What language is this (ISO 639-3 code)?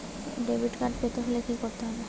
ben